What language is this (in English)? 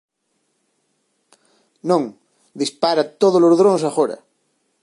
Galician